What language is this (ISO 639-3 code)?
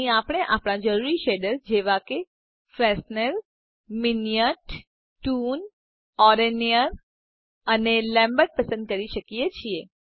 guj